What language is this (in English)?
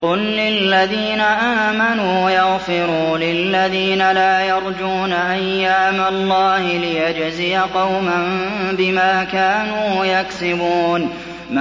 Arabic